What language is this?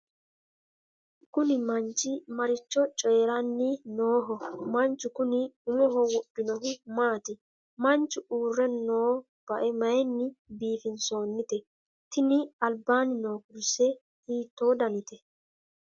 Sidamo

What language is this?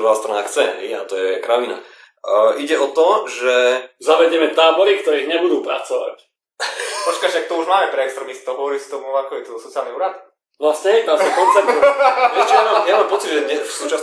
Slovak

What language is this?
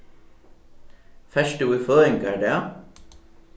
Faroese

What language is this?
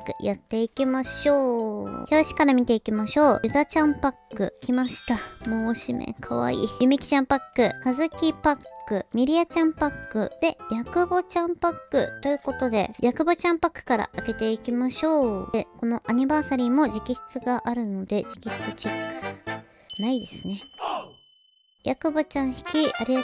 Japanese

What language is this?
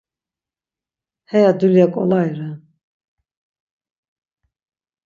Laz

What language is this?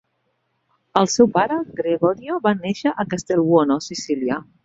Catalan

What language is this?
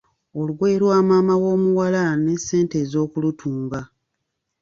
Ganda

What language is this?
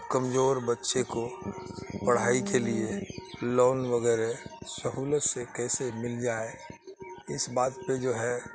Urdu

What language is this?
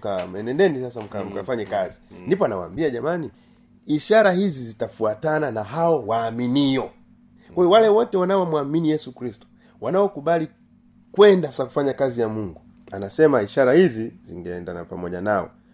Swahili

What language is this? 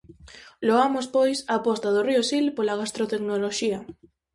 Galician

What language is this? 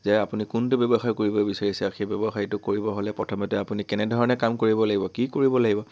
Assamese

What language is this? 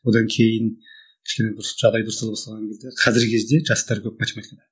Kazakh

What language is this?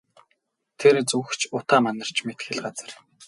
Mongolian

